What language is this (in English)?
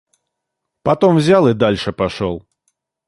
Russian